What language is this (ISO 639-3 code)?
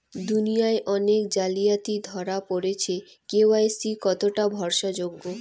ben